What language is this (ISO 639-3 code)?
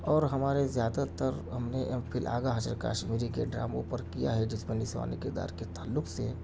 urd